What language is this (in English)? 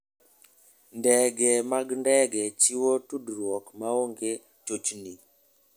Luo (Kenya and Tanzania)